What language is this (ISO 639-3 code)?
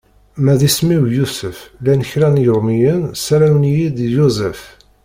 kab